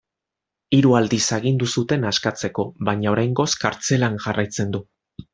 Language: Basque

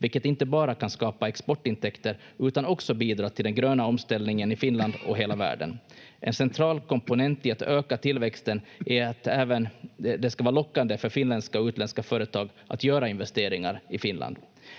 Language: Finnish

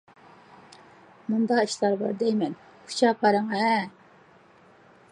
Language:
Uyghur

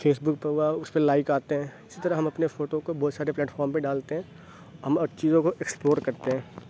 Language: Urdu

